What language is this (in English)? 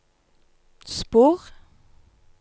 Norwegian